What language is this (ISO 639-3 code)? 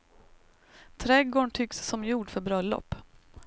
swe